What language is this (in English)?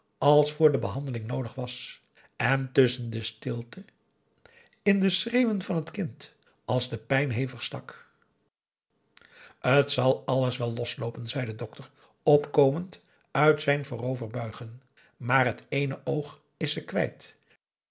Dutch